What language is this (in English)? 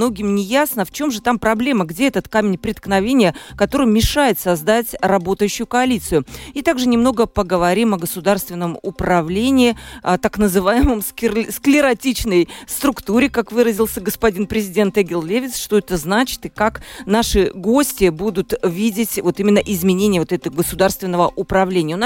Russian